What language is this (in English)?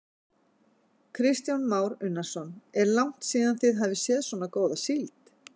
Icelandic